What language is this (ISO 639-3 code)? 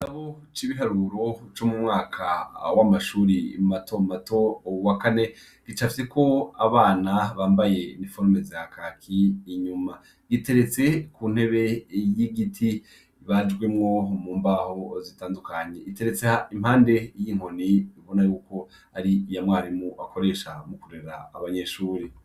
run